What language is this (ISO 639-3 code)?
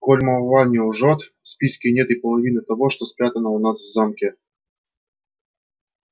rus